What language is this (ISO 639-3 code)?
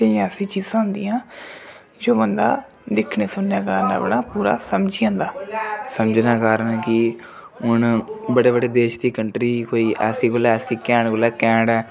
doi